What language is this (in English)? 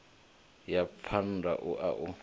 Venda